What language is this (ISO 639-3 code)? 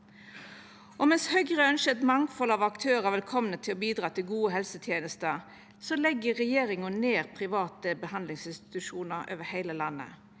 nor